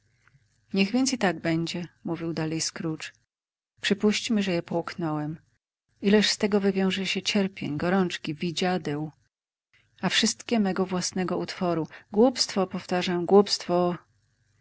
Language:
Polish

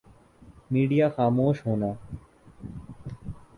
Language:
Urdu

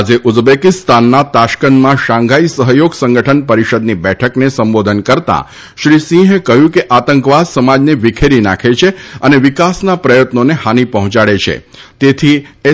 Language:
Gujarati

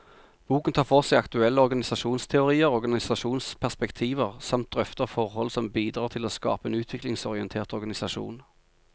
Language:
Norwegian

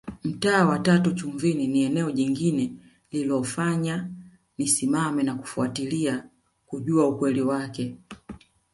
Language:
Swahili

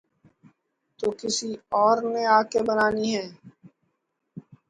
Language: Urdu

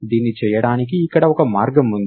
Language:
Telugu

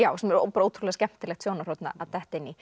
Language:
Icelandic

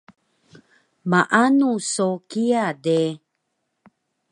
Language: Taroko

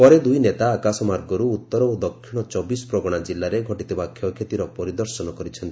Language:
Odia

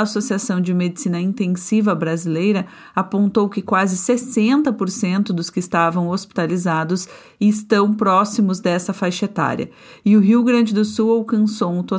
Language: Portuguese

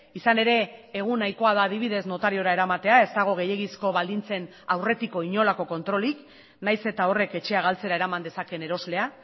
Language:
Basque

